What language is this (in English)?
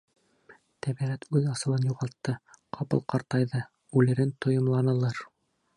Bashkir